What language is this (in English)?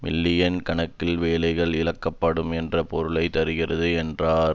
Tamil